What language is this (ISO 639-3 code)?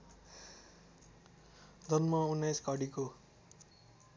nep